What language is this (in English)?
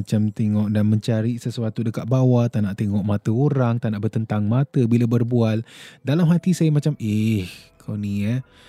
Malay